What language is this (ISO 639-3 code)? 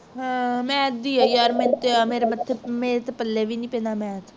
pan